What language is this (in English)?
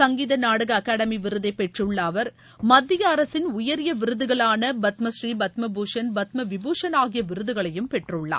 Tamil